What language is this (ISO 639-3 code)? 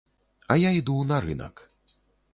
bel